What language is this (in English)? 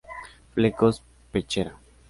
Spanish